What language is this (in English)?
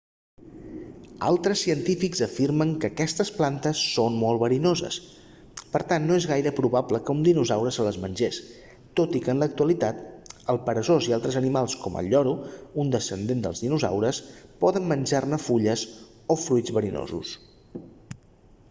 Catalan